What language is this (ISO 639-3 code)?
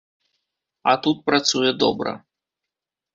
bel